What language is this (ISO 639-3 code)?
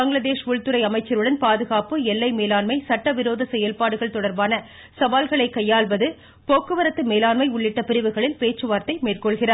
tam